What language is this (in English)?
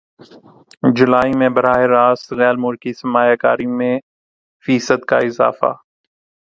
Urdu